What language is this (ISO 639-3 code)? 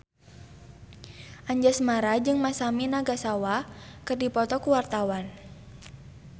sun